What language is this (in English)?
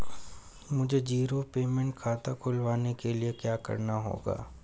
Hindi